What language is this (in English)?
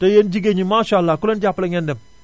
Wolof